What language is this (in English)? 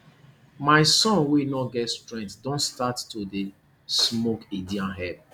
Nigerian Pidgin